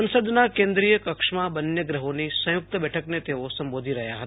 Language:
Gujarati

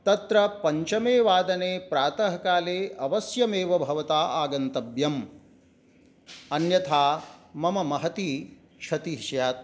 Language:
Sanskrit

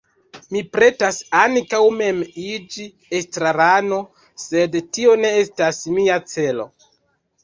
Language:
Esperanto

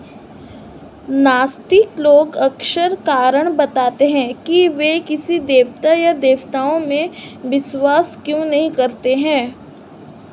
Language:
Hindi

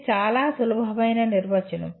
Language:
Telugu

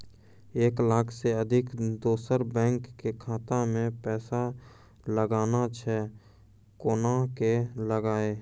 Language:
Maithili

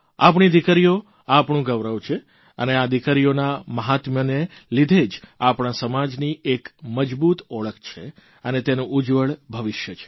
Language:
Gujarati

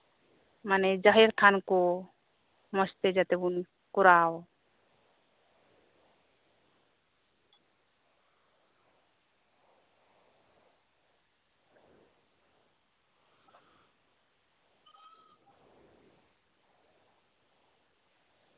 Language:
Santali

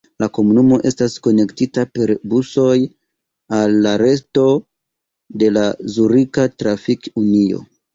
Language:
Esperanto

